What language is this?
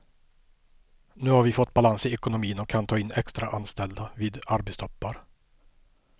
Swedish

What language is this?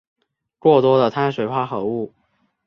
Chinese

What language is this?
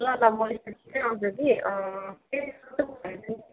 Nepali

